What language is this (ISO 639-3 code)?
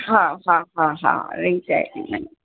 snd